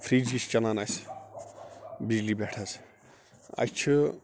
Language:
Kashmiri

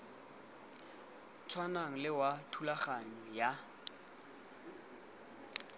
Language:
Tswana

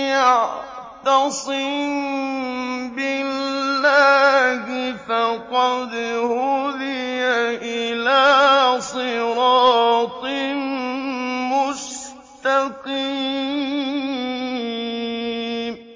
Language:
Arabic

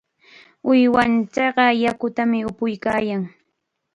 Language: Chiquián Ancash Quechua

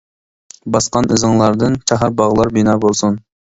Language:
Uyghur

